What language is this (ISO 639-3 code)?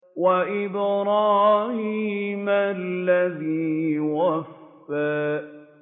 ara